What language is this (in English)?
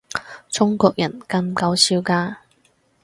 Cantonese